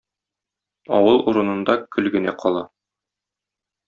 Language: Tatar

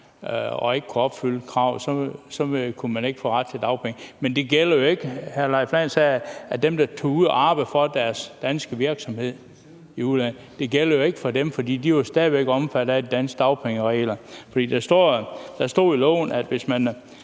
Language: Danish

